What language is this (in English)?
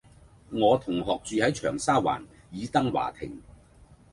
Cantonese